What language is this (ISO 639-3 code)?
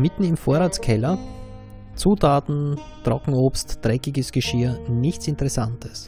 deu